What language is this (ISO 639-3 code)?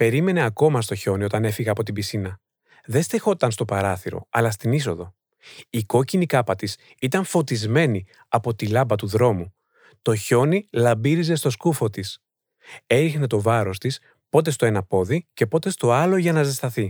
ell